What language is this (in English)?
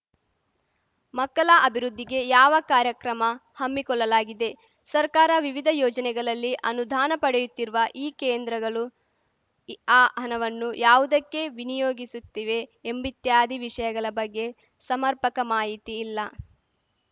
Kannada